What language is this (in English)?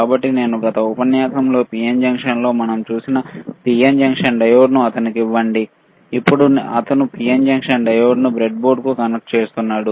Telugu